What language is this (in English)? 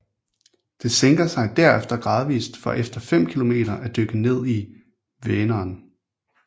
Danish